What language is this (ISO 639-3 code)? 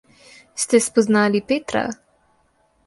slv